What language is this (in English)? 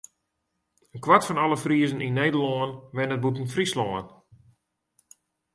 Western Frisian